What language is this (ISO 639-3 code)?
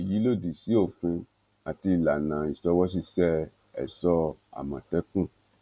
yor